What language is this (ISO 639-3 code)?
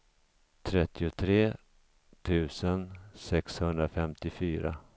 swe